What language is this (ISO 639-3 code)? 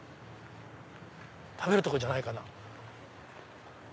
jpn